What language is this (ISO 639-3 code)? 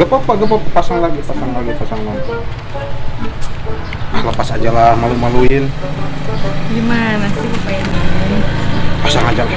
ind